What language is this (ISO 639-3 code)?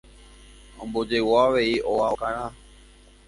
grn